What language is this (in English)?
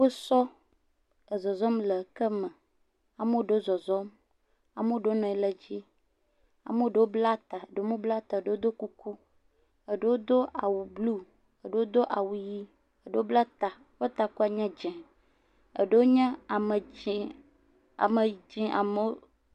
Ewe